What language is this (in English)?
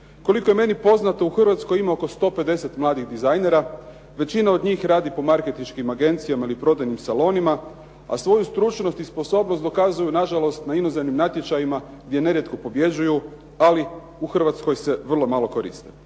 Croatian